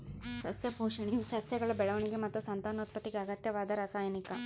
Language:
Kannada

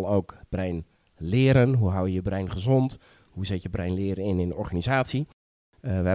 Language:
Dutch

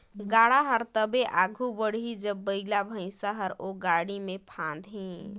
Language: Chhattisgarhi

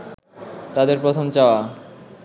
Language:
Bangla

